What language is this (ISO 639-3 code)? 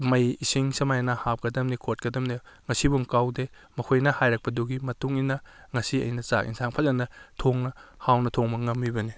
mni